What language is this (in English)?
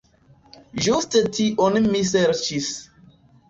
Esperanto